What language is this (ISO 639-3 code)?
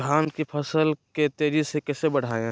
mag